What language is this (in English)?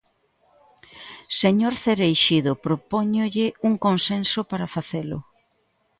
Galician